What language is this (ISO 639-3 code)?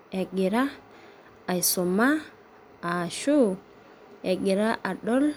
mas